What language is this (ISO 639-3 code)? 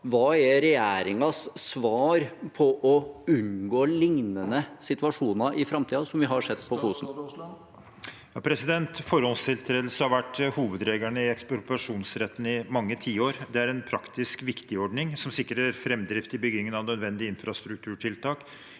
nor